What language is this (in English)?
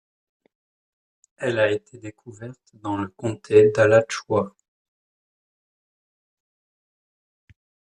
French